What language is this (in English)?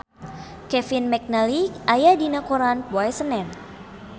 Sundanese